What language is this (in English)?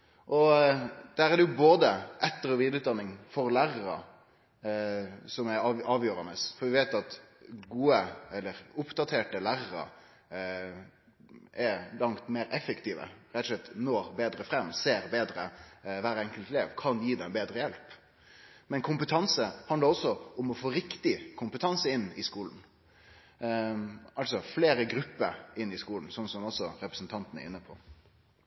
Norwegian Nynorsk